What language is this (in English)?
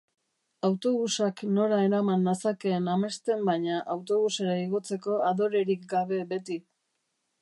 Basque